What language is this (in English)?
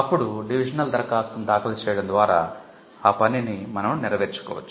Telugu